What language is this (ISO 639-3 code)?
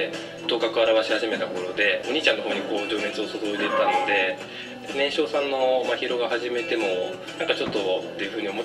jpn